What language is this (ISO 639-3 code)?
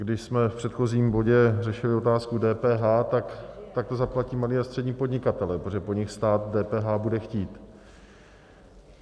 ces